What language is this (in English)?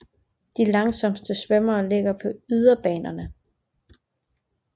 Danish